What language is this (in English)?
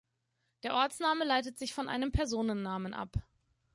German